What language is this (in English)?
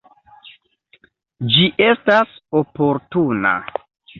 Esperanto